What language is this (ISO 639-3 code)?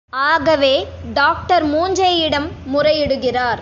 tam